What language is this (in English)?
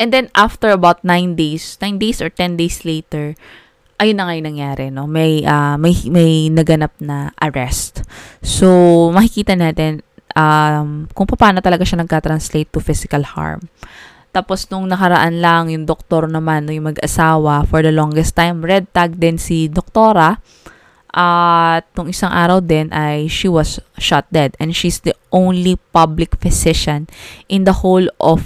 Filipino